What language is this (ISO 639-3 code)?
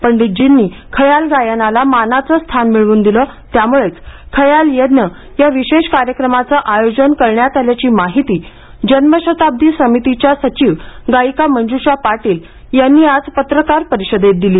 mar